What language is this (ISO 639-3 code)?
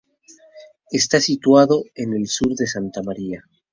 spa